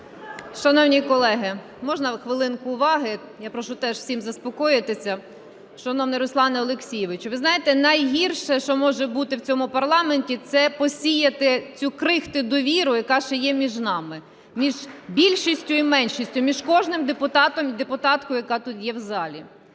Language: Ukrainian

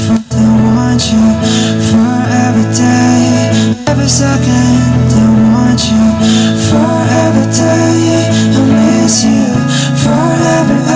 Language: Korean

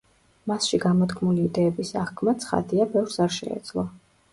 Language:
Georgian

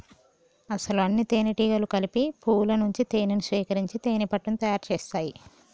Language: Telugu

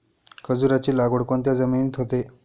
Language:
Marathi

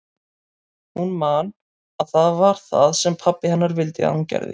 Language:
Icelandic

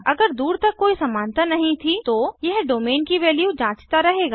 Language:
Hindi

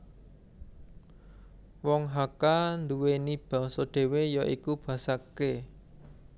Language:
Javanese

